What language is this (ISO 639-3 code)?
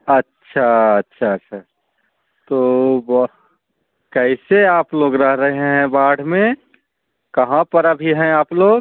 mai